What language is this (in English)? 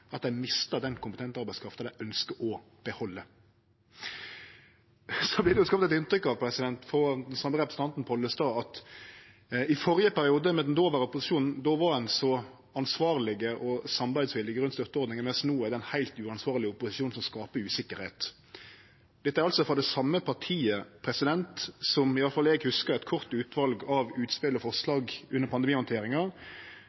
Norwegian Nynorsk